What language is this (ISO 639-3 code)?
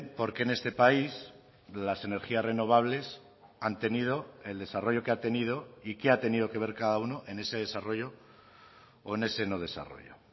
spa